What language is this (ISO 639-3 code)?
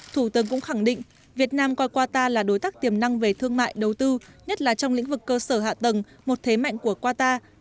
vie